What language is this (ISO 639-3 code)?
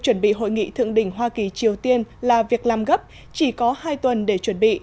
vie